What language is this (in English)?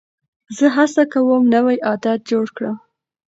Pashto